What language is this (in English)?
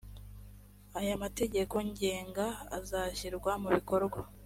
Kinyarwanda